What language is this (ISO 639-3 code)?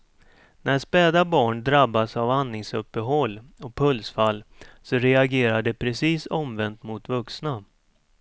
swe